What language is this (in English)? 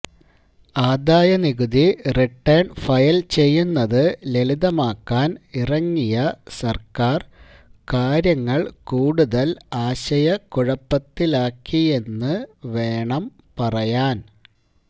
Malayalam